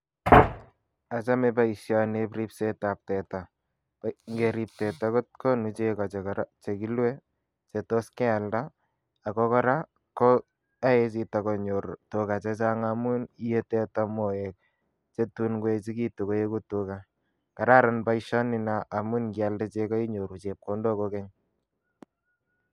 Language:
Kalenjin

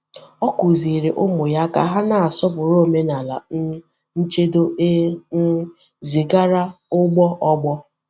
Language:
Igbo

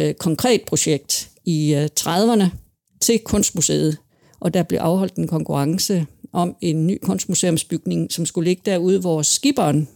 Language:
Danish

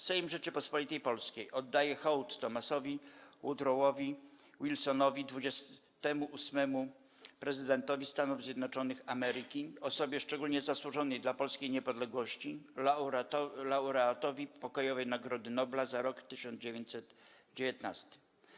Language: Polish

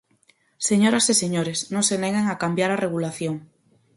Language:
Galician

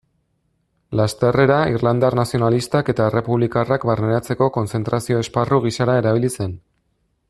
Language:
Basque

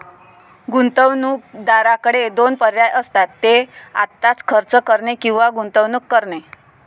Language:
Marathi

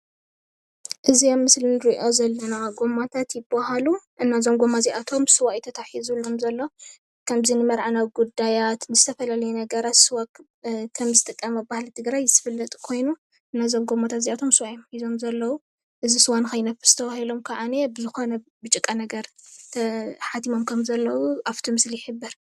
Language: Tigrinya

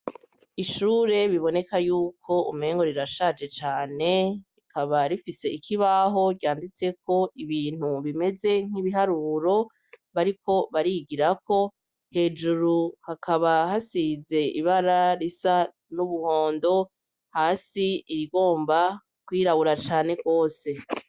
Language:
Rundi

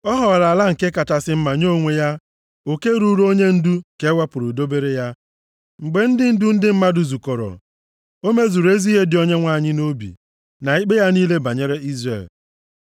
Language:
Igbo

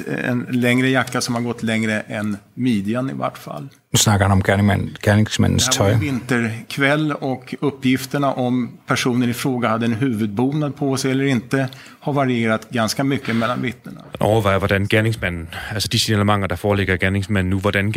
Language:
Danish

